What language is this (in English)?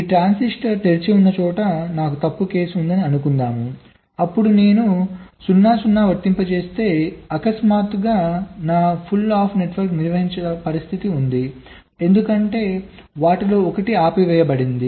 Telugu